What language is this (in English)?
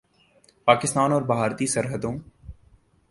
Urdu